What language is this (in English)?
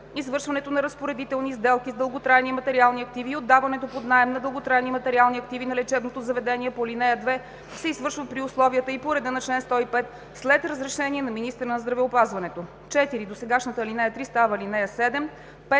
Bulgarian